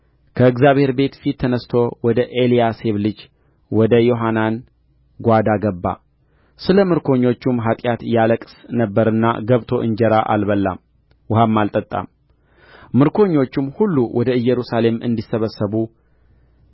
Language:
Amharic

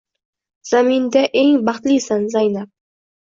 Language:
Uzbek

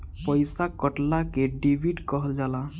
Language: Bhojpuri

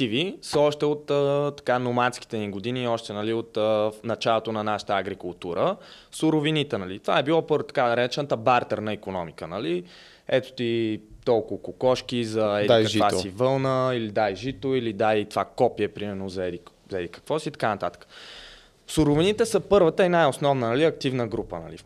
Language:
Bulgarian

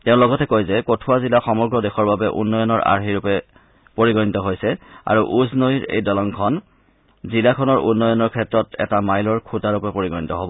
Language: Assamese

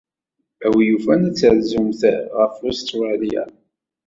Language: Kabyle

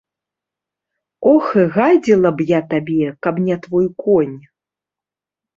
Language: Belarusian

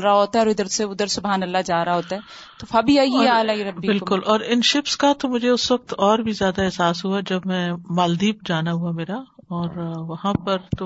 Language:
Urdu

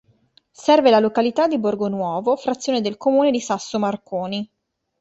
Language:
Italian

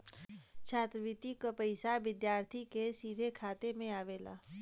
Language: Bhojpuri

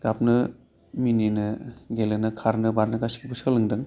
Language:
Bodo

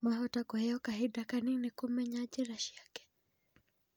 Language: Kikuyu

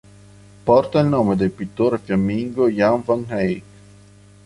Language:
Italian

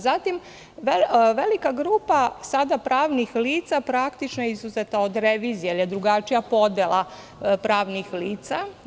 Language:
Serbian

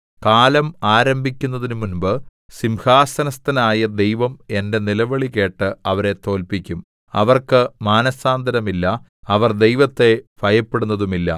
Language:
Malayalam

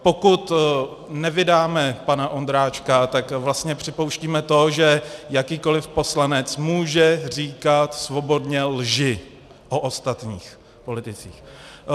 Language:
Czech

